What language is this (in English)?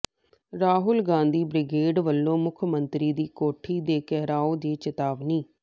Punjabi